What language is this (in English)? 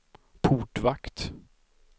Swedish